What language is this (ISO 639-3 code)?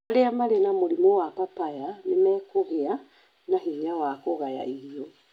kik